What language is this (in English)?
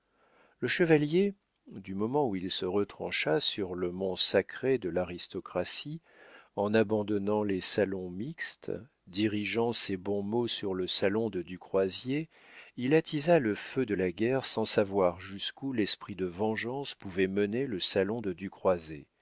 French